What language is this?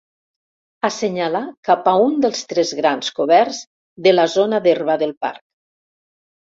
Catalan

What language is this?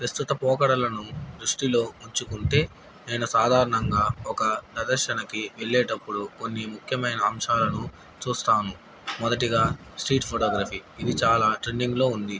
Telugu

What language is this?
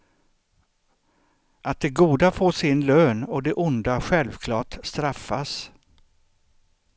Swedish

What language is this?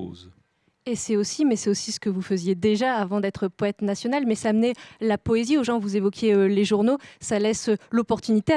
French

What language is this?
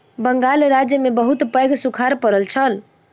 Maithili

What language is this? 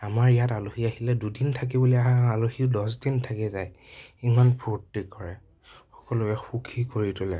Assamese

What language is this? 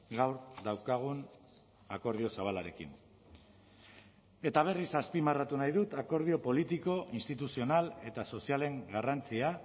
Basque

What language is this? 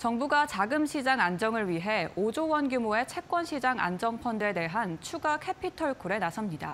Korean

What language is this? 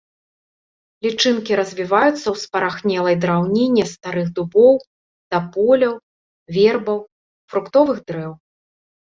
Belarusian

